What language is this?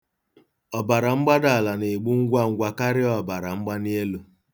Igbo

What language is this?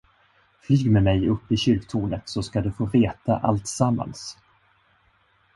Swedish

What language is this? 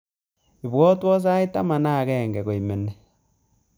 Kalenjin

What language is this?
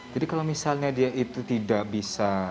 Indonesian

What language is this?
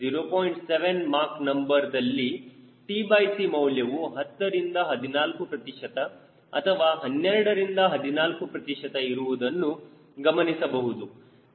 Kannada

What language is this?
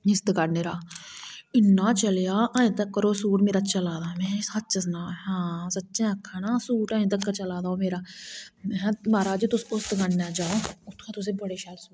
Dogri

